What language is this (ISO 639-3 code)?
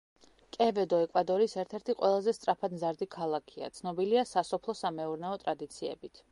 kat